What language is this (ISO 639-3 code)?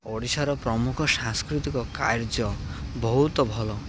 ori